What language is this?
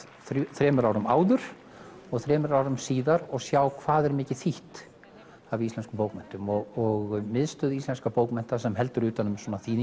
Icelandic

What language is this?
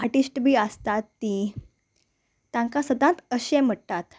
Konkani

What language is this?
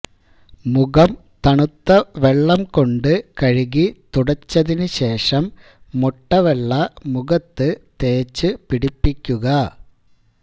Malayalam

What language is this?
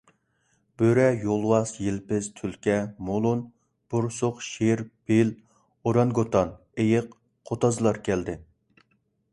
Uyghur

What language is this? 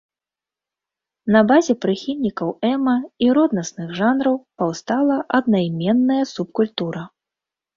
Belarusian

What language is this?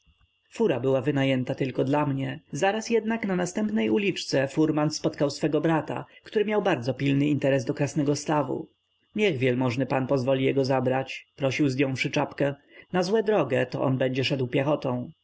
Polish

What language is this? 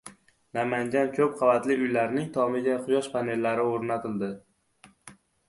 Uzbek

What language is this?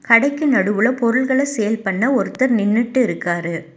Tamil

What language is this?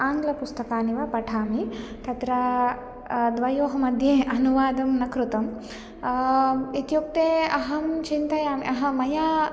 Sanskrit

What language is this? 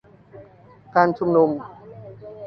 Thai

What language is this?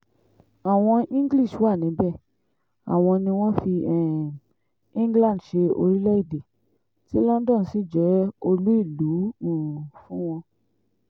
Yoruba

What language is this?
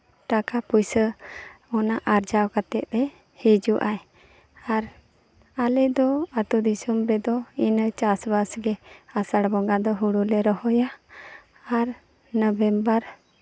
Santali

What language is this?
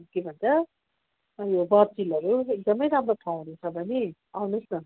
Nepali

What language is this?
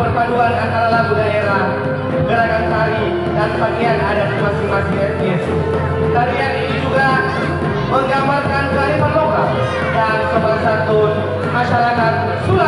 Indonesian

